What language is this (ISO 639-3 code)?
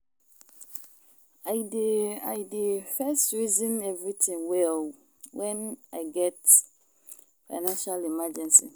pcm